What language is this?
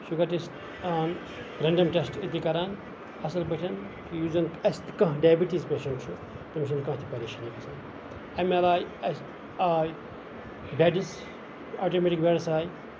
Kashmiri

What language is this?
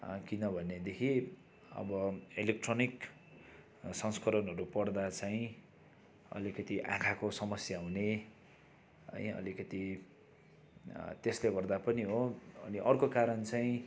Nepali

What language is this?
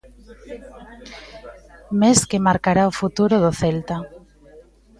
Galician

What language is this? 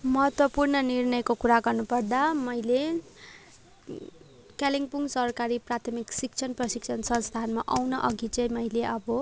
Nepali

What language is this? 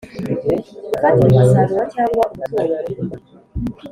Kinyarwanda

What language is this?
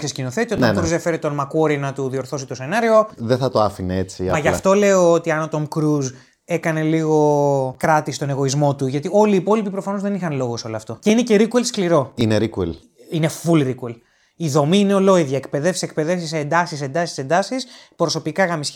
Greek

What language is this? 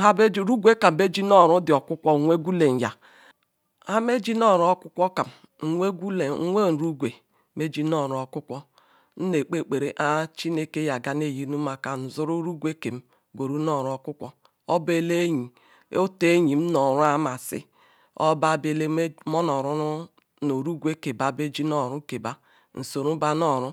Ikwere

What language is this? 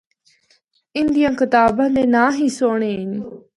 Northern Hindko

